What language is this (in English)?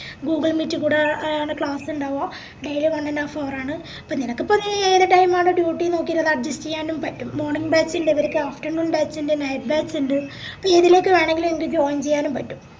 Malayalam